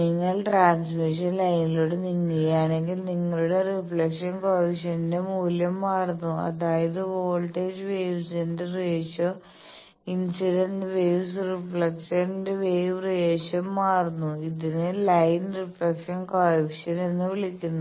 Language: Malayalam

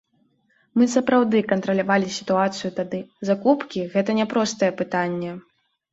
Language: Belarusian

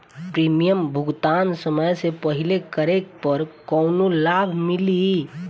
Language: Bhojpuri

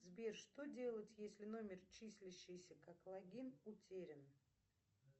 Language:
Russian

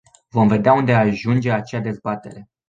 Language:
Romanian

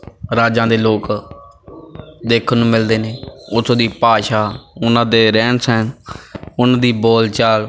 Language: Punjabi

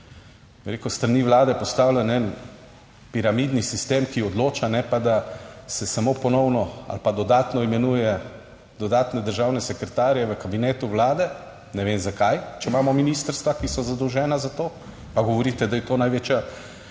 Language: Slovenian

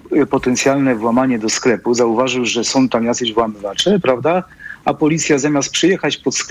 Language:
Polish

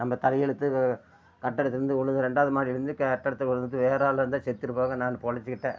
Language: Tamil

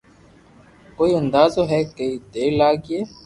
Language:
Loarki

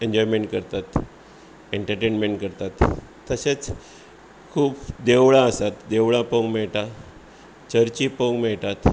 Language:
Konkani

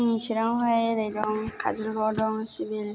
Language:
Bodo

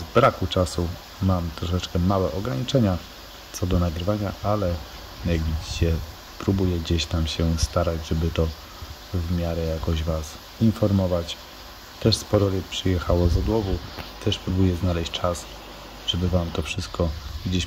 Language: Polish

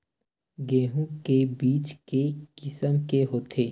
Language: Chhattisgarhi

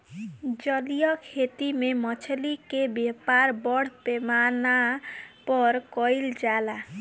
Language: Bhojpuri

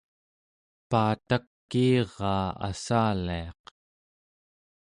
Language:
Central Yupik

